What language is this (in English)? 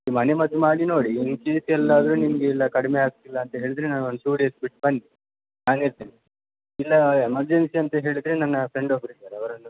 Kannada